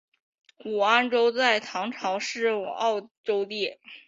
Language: Chinese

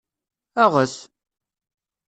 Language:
Kabyle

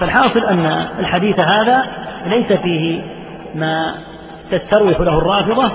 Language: Arabic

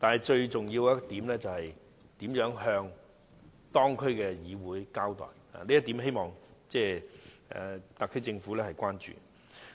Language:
Cantonese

